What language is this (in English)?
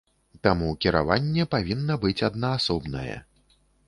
Belarusian